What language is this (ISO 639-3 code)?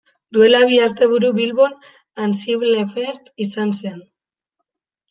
eus